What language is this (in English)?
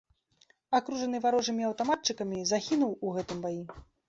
Belarusian